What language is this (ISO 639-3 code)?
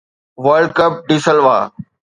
snd